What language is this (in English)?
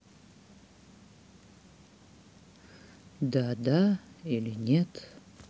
Russian